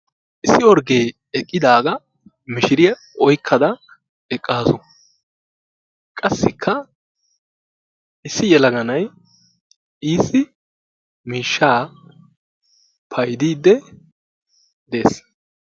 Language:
Wolaytta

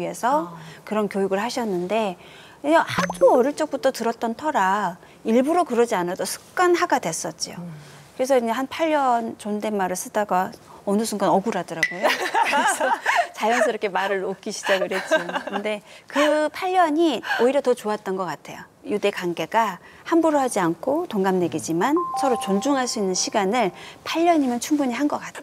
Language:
Korean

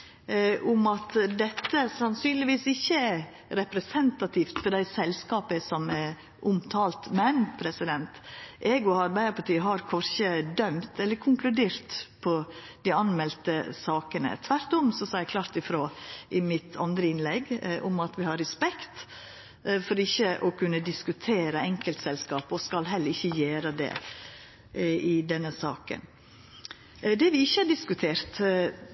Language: Norwegian Nynorsk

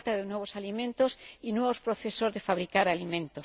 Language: Spanish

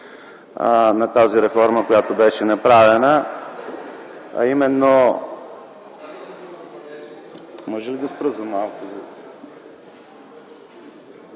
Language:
Bulgarian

